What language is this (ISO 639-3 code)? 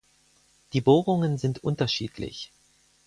deu